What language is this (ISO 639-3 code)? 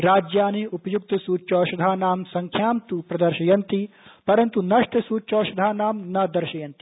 san